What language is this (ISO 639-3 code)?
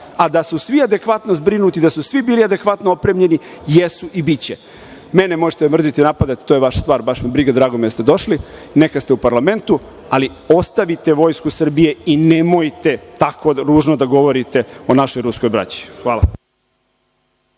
srp